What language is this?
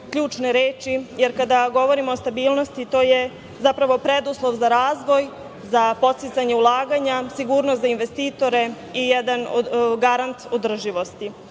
Serbian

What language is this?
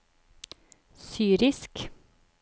Norwegian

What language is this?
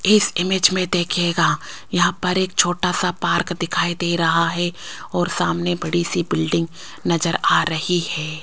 Hindi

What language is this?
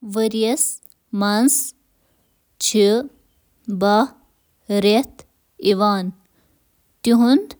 Kashmiri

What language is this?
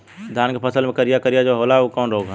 Bhojpuri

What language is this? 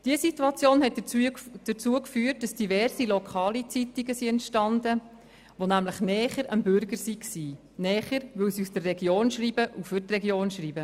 Swiss German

